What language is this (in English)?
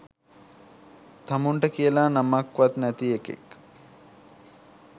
Sinhala